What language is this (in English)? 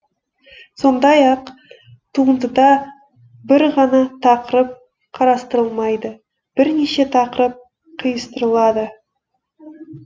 Kazakh